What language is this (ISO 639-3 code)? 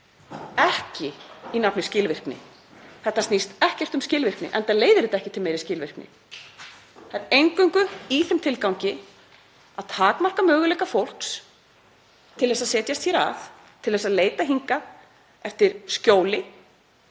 isl